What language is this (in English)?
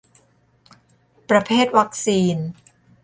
Thai